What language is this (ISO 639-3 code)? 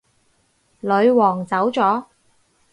yue